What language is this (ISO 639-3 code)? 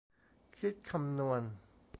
tha